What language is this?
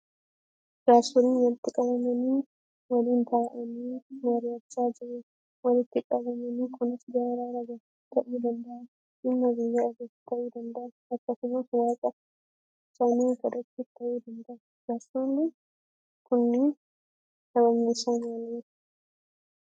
Oromo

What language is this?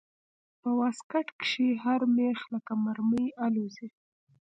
Pashto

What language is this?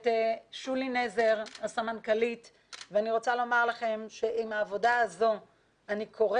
Hebrew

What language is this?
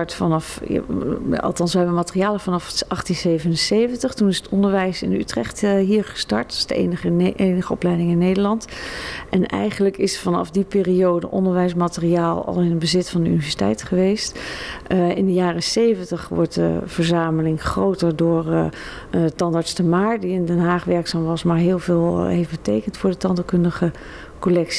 Dutch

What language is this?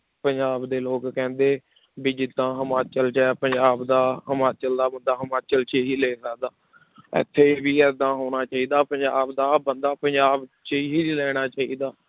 Punjabi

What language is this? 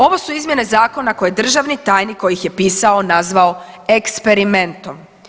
Croatian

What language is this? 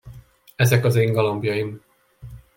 Hungarian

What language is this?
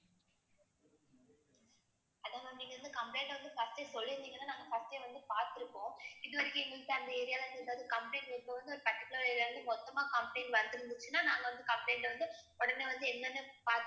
Tamil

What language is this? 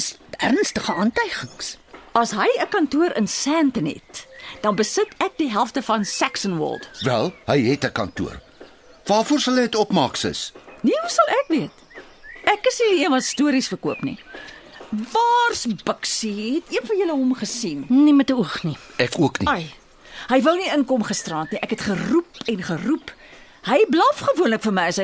Turkish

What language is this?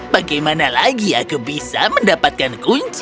Indonesian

